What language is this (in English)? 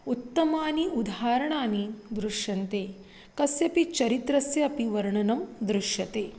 Sanskrit